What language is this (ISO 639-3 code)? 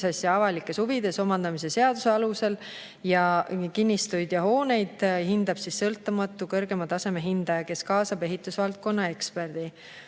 est